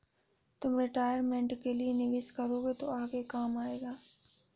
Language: Hindi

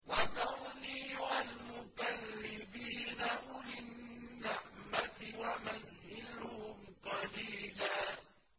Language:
Arabic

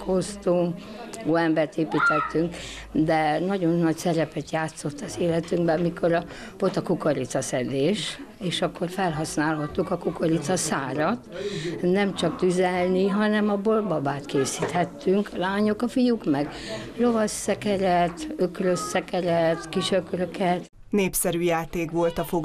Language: Hungarian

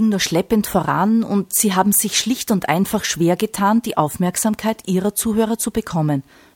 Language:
German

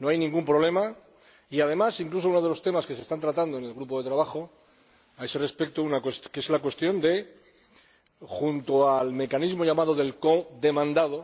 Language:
Spanish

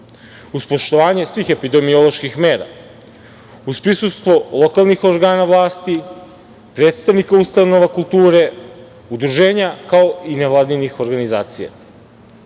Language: Serbian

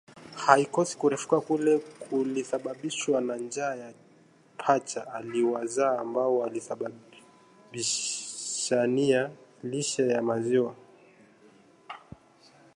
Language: Swahili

